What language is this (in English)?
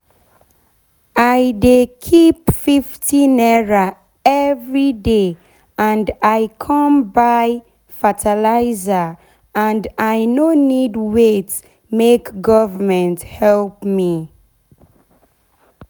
Nigerian Pidgin